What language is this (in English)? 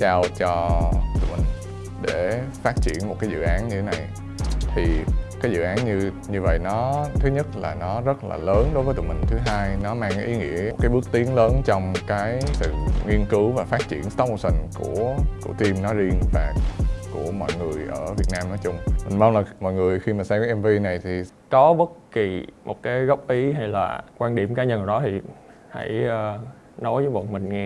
Vietnamese